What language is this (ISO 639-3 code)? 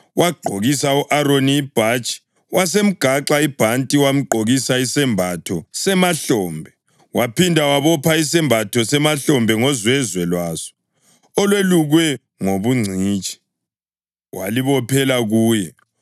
nde